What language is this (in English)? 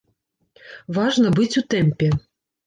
Belarusian